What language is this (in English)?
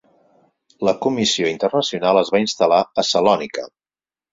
Catalan